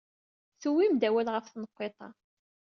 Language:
Kabyle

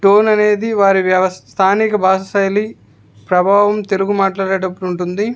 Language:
Telugu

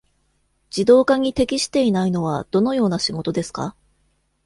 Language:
Japanese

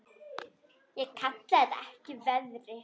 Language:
Icelandic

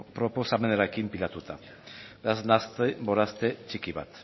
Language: Basque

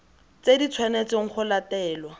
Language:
Tswana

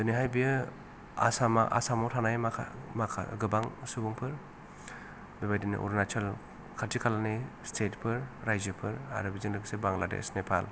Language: Bodo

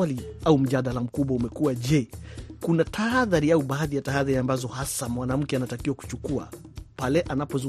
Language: Swahili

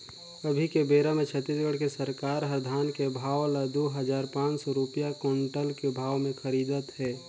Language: Chhattisgarhi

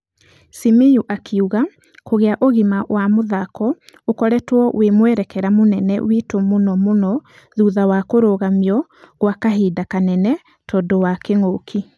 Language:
Kikuyu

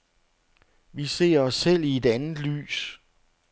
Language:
Danish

